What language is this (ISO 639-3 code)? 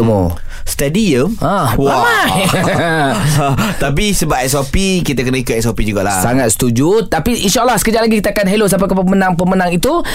msa